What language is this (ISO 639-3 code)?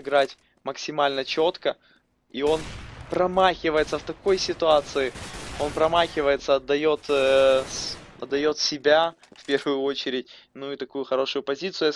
rus